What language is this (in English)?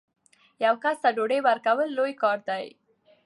Pashto